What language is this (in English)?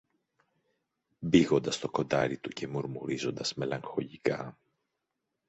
Greek